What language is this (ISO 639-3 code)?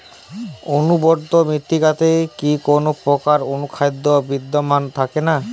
ben